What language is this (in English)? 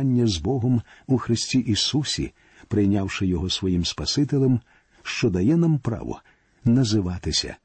Ukrainian